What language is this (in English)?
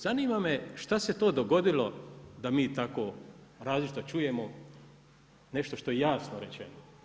Croatian